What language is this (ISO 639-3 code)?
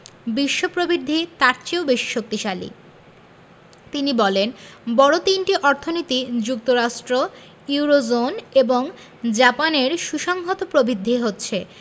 ben